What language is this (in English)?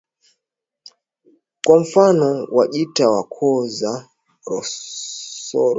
Swahili